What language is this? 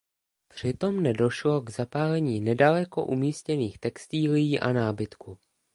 Czech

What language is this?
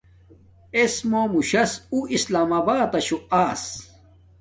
Domaaki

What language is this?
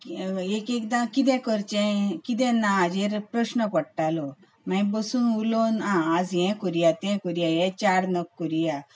Konkani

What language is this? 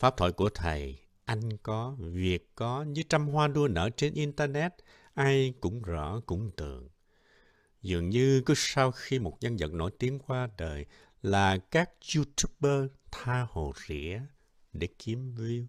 Vietnamese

